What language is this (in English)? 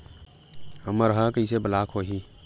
Chhattisgarhi